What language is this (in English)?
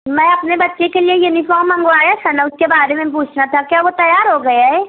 Urdu